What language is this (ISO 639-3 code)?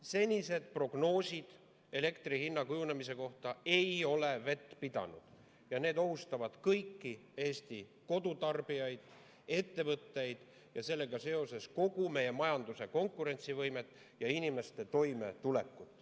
est